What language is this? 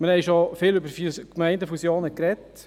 Swiss German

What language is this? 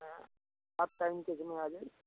Hindi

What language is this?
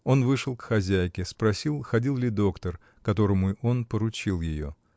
Russian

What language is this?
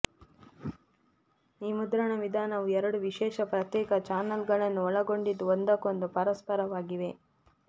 Kannada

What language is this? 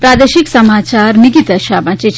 Gujarati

